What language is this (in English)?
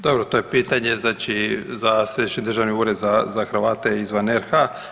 Croatian